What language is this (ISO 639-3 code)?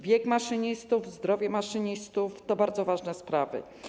pol